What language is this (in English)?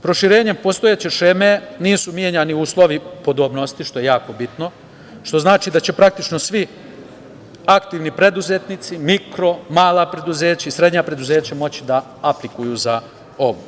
Serbian